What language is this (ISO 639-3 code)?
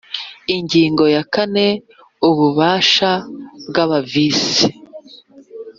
kin